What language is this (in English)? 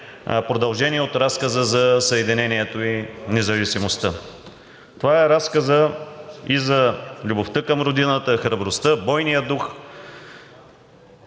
Bulgarian